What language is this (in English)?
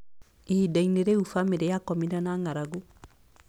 Kikuyu